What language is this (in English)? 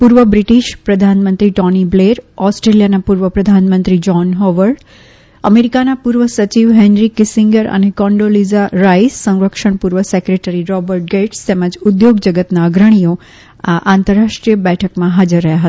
Gujarati